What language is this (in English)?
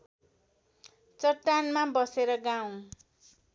Nepali